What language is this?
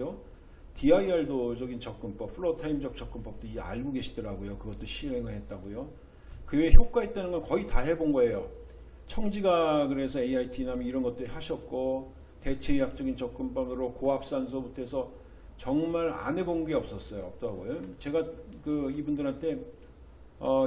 Korean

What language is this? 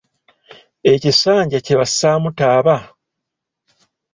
Ganda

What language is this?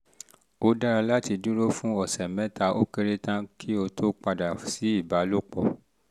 Yoruba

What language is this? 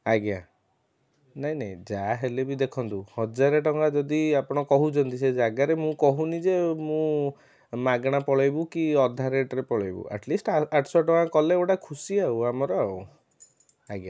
Odia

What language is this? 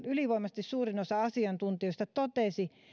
Finnish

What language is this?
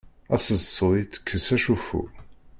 Kabyle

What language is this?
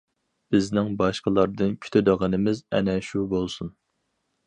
Uyghur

